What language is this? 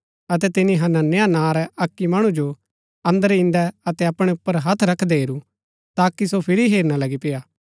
Gaddi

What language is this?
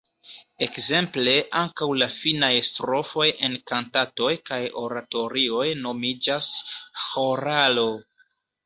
Esperanto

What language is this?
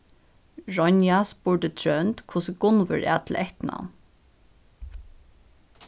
Faroese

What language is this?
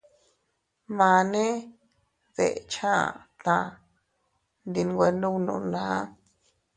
Teutila Cuicatec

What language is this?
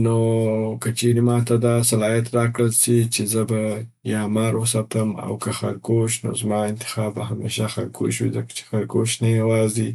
Southern Pashto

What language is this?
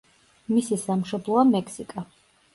Georgian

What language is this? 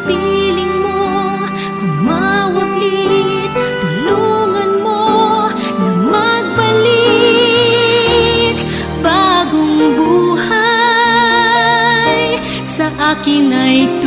Filipino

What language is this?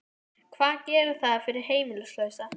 Icelandic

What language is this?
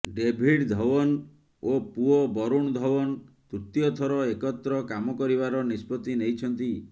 Odia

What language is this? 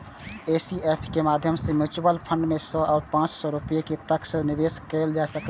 Maithili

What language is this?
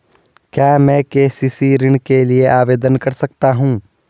Hindi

